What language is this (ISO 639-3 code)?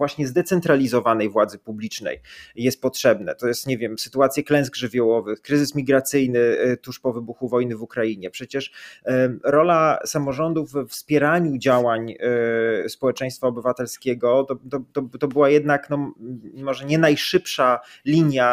pol